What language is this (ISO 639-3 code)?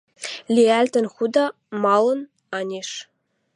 mrj